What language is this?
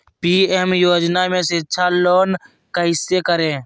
Magahi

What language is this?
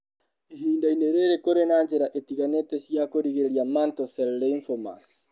Kikuyu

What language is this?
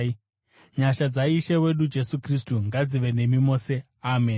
Shona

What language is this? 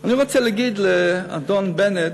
Hebrew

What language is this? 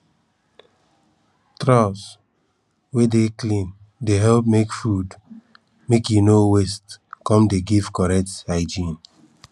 Nigerian Pidgin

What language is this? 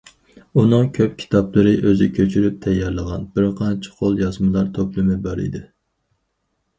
Uyghur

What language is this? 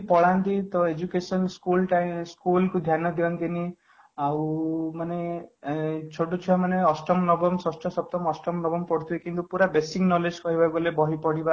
Odia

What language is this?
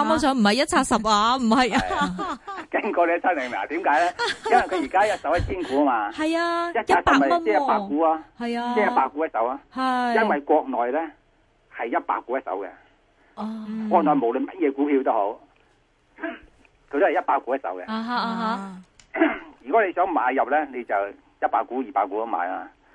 Chinese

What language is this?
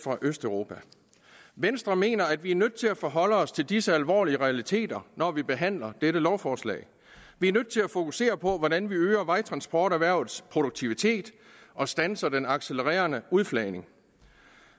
Danish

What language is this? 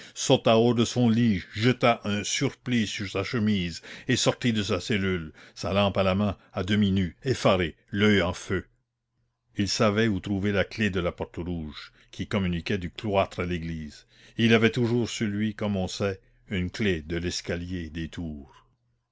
French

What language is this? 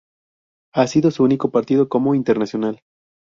Spanish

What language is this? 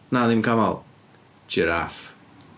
Welsh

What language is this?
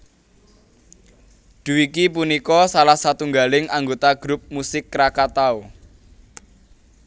Javanese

